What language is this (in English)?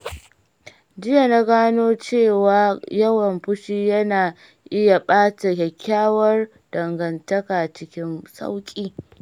Hausa